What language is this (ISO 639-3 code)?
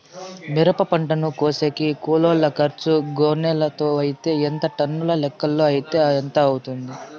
tel